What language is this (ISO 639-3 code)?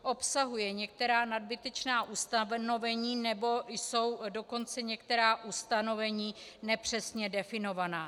ces